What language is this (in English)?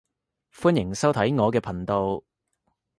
Cantonese